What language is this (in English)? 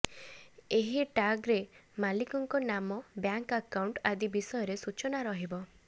Odia